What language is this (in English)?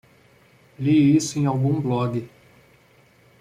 Portuguese